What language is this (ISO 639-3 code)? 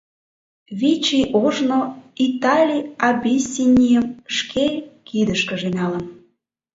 chm